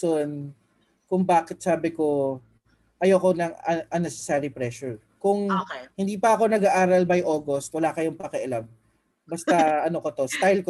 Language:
Filipino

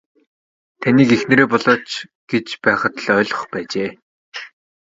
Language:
Mongolian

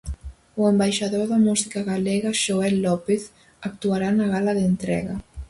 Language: Galician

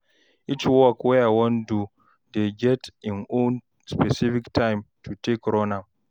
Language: Nigerian Pidgin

